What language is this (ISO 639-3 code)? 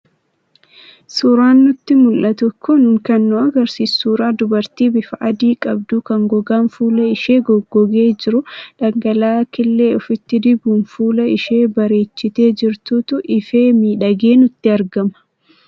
orm